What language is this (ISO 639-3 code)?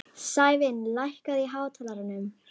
isl